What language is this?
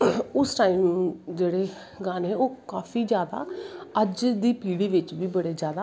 Dogri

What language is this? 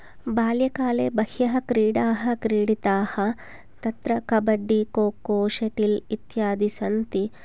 Sanskrit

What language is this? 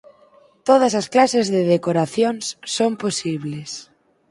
Galician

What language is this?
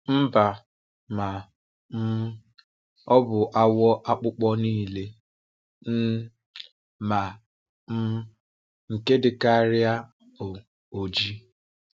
Igbo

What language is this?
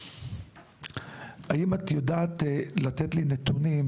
Hebrew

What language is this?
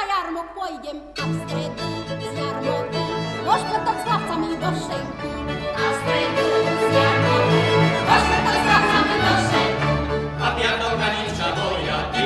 Slovak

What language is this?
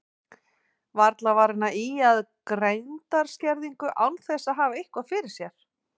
Icelandic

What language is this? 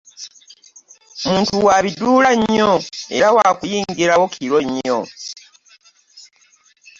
Ganda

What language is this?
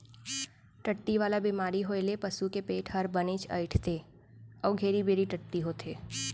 Chhattisgarhi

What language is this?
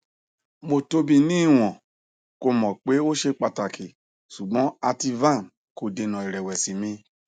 Yoruba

